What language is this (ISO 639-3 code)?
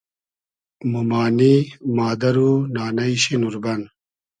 haz